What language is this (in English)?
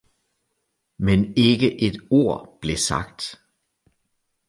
Danish